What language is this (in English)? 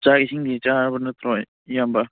Manipuri